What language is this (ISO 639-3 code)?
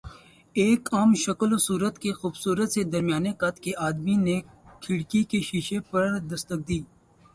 urd